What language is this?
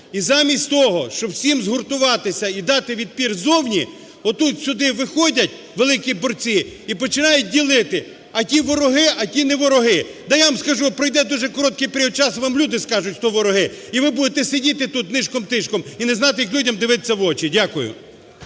Ukrainian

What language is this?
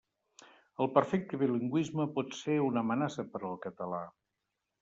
Catalan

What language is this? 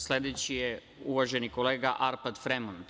Serbian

